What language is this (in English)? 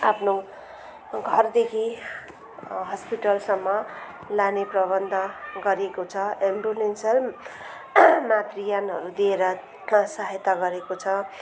Nepali